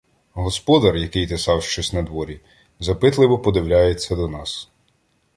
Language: Ukrainian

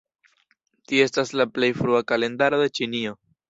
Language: Esperanto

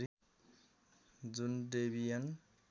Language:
Nepali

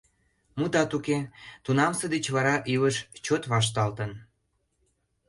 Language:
Mari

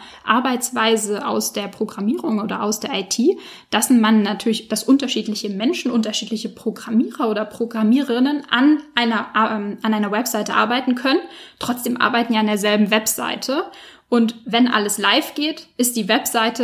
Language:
German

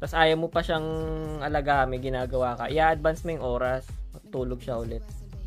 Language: Filipino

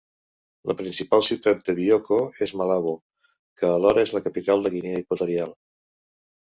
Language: Catalan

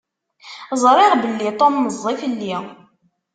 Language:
Kabyle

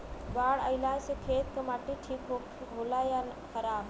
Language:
Bhojpuri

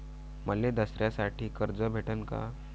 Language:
Marathi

